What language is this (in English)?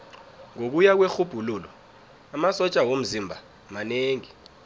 South Ndebele